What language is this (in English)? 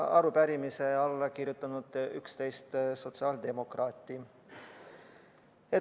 Estonian